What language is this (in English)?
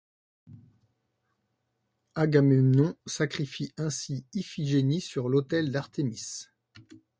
French